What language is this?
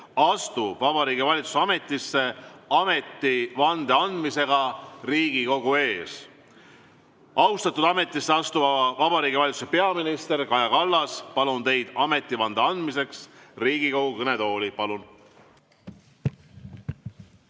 Estonian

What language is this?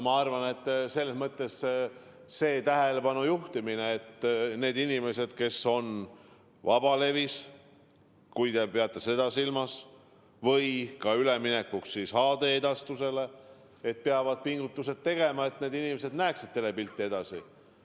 Estonian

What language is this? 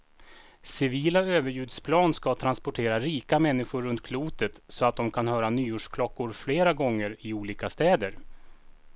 Swedish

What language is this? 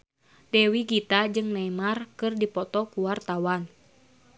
Sundanese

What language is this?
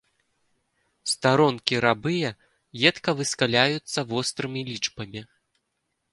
Belarusian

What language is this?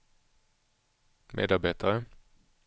Swedish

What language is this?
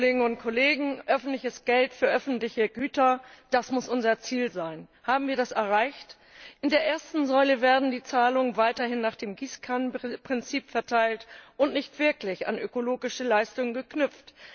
German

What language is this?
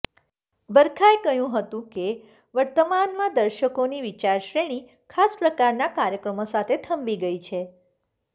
Gujarati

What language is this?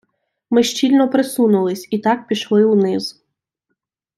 Ukrainian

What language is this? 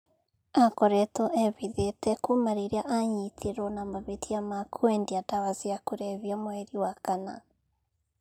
Kikuyu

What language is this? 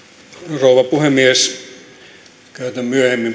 Finnish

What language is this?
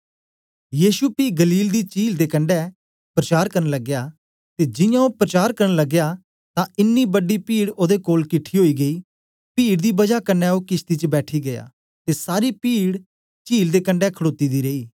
Dogri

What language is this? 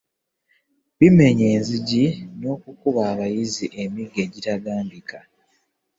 Ganda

